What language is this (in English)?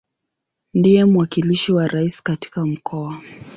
Swahili